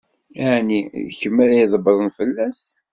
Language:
Kabyle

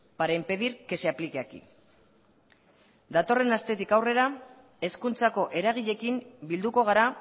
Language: Basque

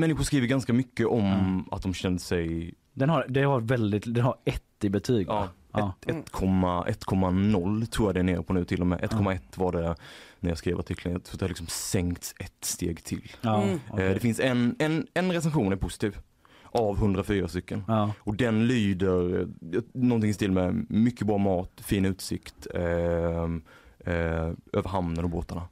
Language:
Swedish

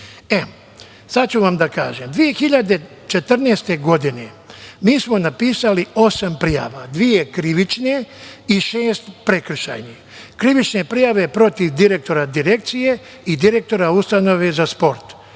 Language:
Serbian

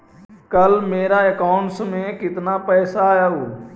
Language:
Magahi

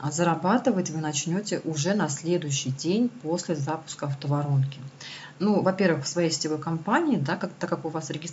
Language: Russian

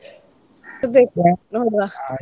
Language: Kannada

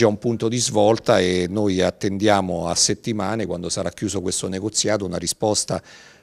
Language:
Italian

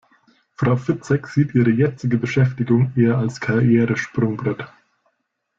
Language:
German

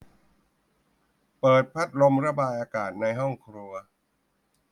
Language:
Thai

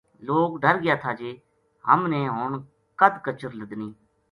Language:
Gujari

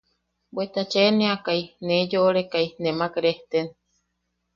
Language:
Yaqui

